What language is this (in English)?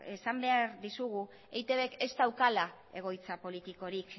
Basque